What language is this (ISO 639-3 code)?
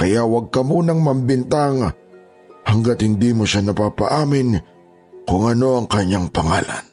fil